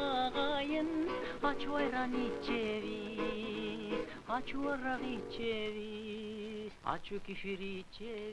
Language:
Turkish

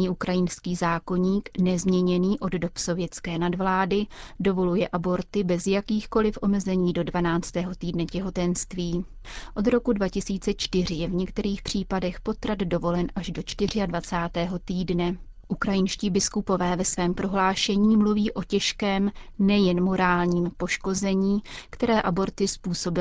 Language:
Czech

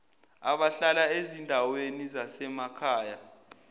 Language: Zulu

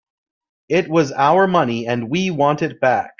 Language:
English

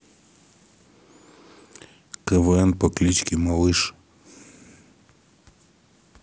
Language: Russian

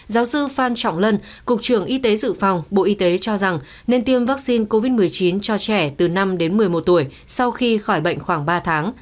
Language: Vietnamese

